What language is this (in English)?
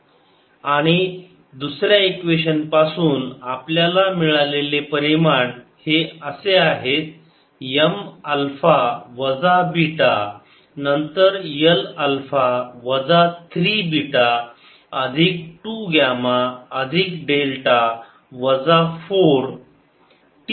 Marathi